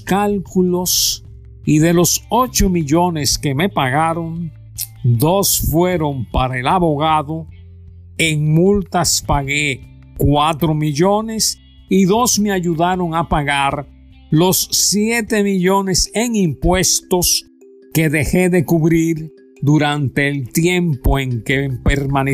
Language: Spanish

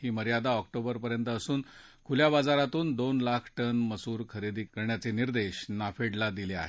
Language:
Marathi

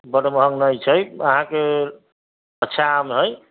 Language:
Maithili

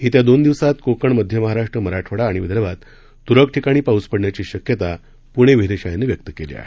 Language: Marathi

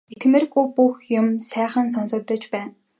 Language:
Mongolian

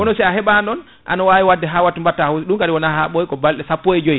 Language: Fula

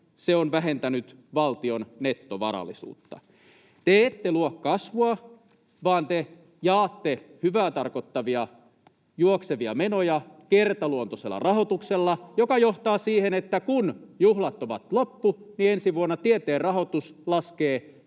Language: Finnish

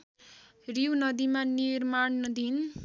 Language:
Nepali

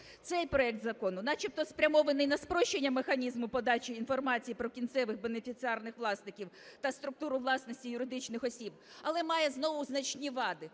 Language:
Ukrainian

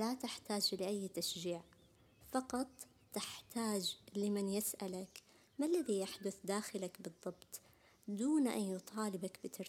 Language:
Arabic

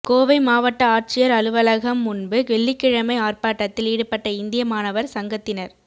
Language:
Tamil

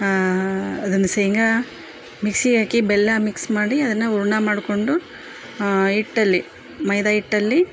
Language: Kannada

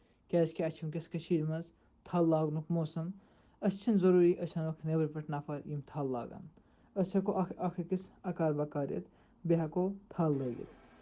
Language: Turkish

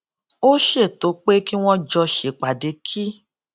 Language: Yoruba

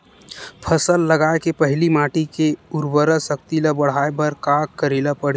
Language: Chhattisgarhi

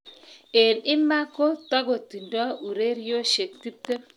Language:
Kalenjin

